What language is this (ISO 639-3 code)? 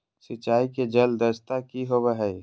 mag